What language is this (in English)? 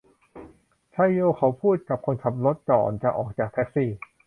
Thai